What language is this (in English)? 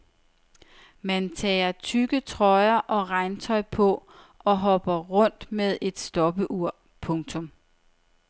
Danish